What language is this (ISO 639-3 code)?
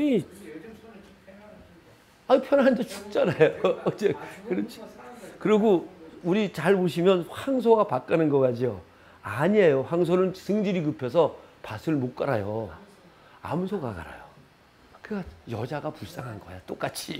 kor